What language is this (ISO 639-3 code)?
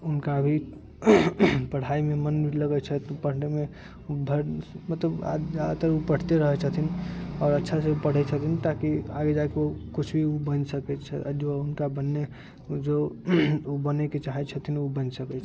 mai